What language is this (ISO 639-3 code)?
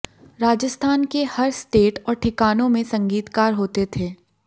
hin